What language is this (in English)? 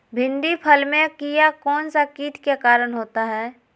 Magahi